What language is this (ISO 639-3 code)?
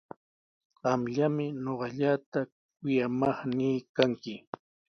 qws